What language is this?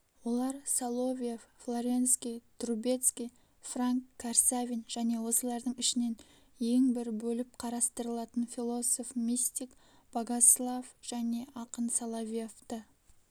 Kazakh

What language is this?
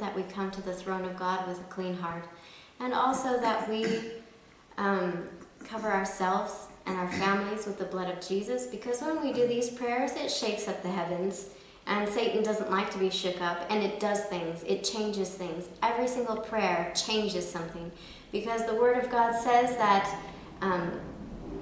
English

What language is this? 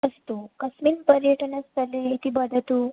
Sanskrit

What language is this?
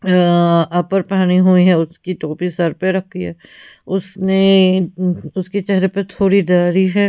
Hindi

